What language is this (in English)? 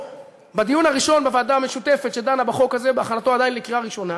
Hebrew